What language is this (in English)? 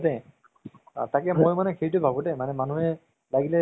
Assamese